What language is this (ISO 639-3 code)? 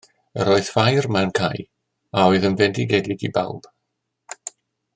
cym